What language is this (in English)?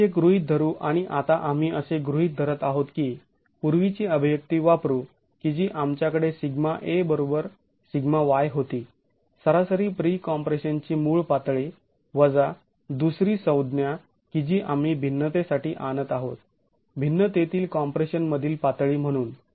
Marathi